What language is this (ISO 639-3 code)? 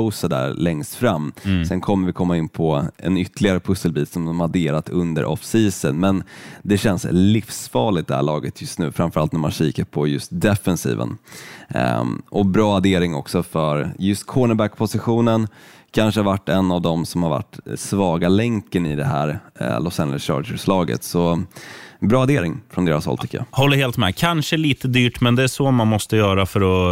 swe